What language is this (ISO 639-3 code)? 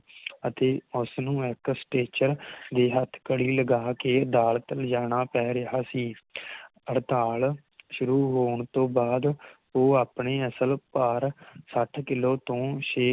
pan